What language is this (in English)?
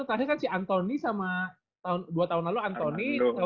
Indonesian